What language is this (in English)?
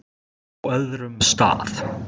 Icelandic